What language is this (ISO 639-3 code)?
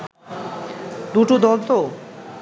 ben